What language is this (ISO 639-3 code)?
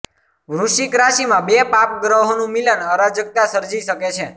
guj